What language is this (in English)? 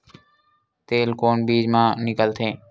Chhattisgarhi